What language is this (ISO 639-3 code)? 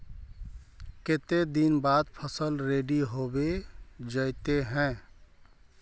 mag